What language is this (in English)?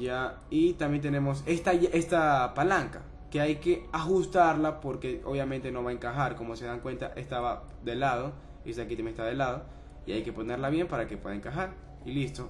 Spanish